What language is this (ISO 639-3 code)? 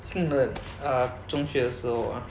eng